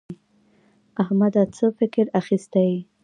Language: Pashto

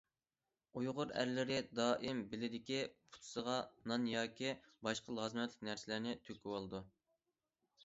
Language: Uyghur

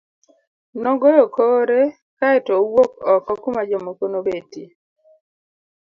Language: Luo (Kenya and Tanzania)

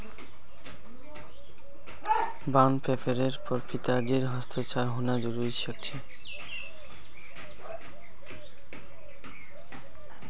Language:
Magahi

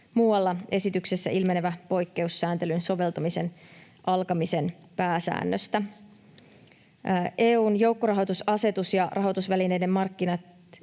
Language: Finnish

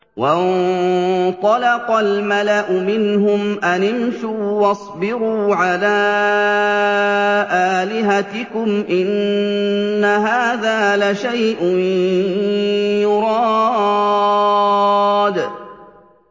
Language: Arabic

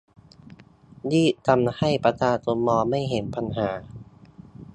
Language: Thai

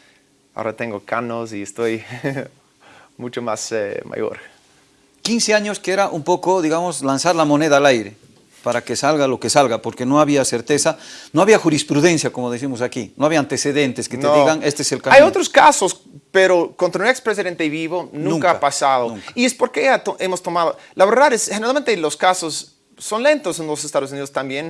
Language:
Spanish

